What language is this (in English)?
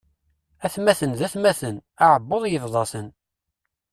Kabyle